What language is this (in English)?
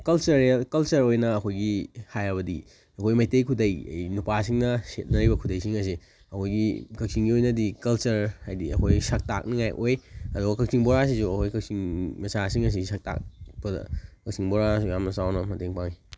Manipuri